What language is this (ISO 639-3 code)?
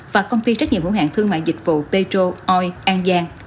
vie